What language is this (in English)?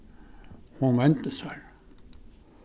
Faroese